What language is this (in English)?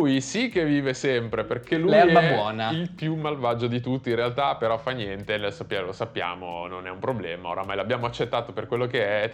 Italian